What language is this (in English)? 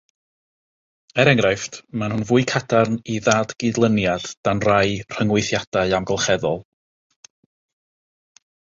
Welsh